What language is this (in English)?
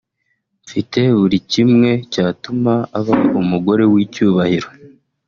Kinyarwanda